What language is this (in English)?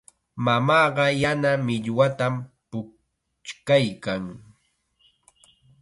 Chiquián Ancash Quechua